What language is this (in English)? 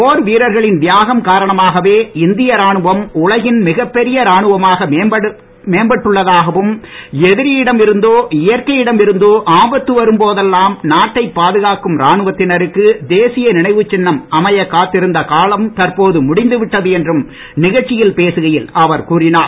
Tamil